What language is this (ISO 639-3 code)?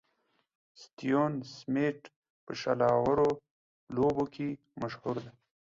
pus